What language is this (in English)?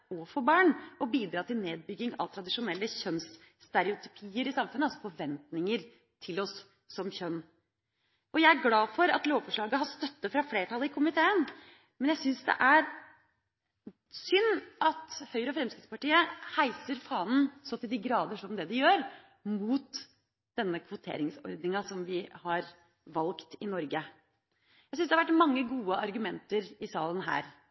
Norwegian Bokmål